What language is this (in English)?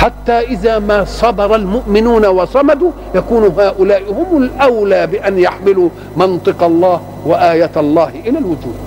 Arabic